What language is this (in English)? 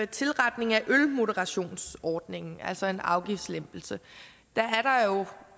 Danish